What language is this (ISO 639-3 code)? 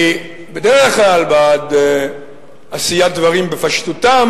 heb